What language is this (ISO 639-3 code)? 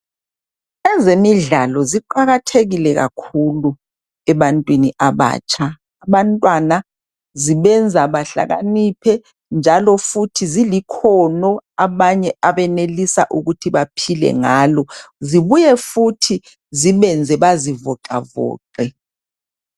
nde